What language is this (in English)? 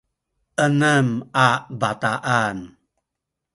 Sakizaya